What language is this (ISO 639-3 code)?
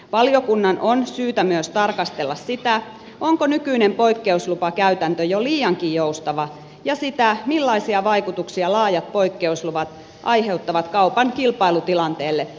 fin